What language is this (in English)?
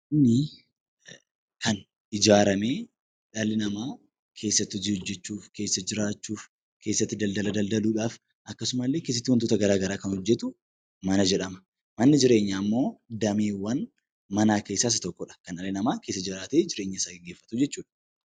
Oromo